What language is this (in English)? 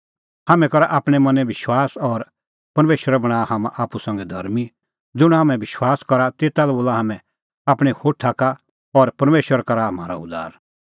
Kullu Pahari